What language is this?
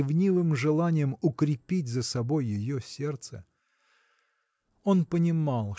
Russian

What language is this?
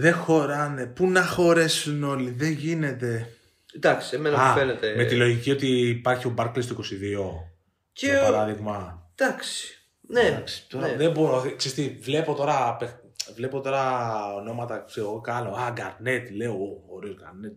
Greek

